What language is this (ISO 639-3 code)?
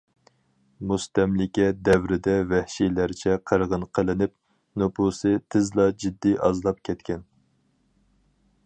uig